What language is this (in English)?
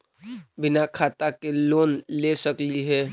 Magahi